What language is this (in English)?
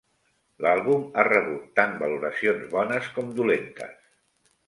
Catalan